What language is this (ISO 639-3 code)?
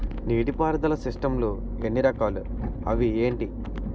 tel